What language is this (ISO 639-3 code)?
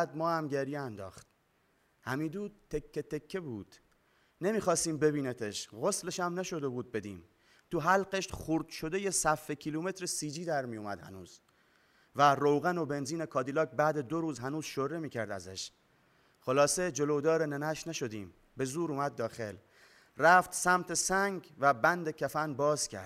fas